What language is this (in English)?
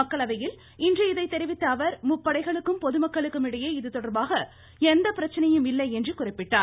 Tamil